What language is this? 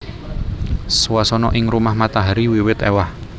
Javanese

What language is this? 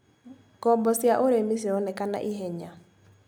Kikuyu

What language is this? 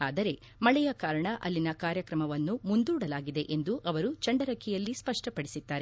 Kannada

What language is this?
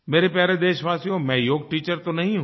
Hindi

